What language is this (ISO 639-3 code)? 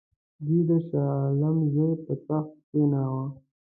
pus